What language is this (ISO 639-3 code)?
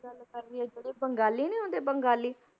pan